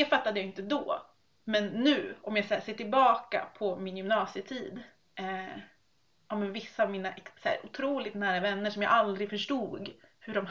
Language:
Swedish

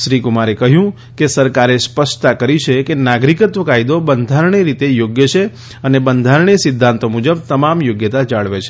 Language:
Gujarati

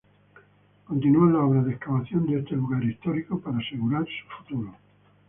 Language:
Spanish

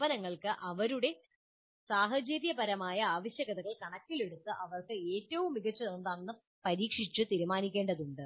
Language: Malayalam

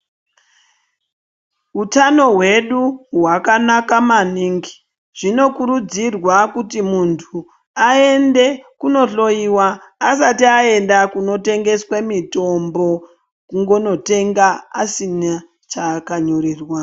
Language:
Ndau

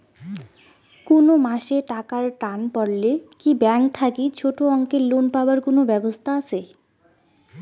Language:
Bangla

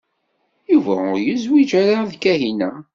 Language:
Kabyle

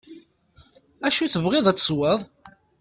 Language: Kabyle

